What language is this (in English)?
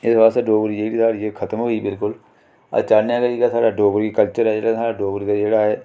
Dogri